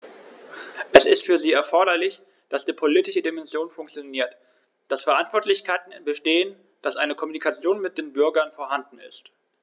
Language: German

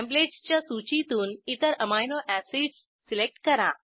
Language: Marathi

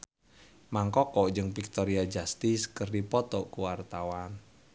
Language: Sundanese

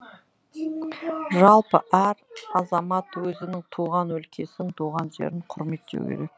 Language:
Kazakh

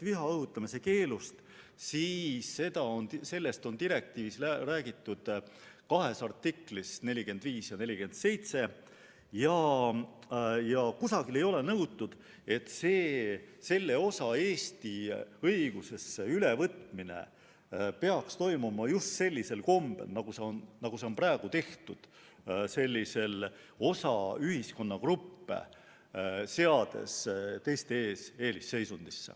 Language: Estonian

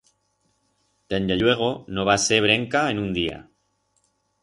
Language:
Aragonese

